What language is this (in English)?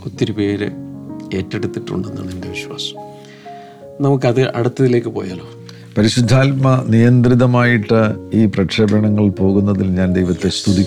Malayalam